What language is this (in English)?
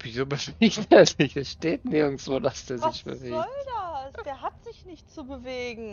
German